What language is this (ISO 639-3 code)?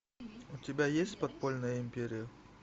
rus